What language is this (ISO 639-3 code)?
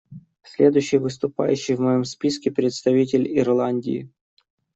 rus